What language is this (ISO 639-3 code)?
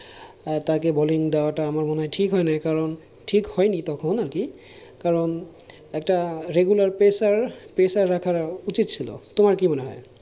ben